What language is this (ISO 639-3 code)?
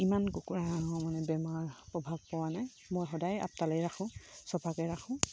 asm